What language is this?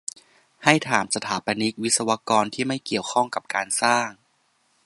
Thai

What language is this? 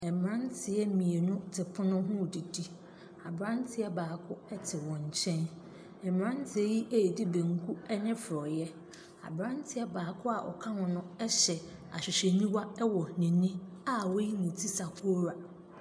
Akan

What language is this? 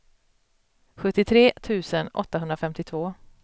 Swedish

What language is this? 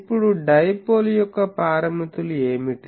Telugu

